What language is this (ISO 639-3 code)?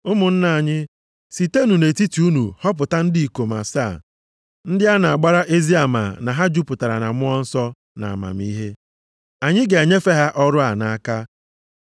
ibo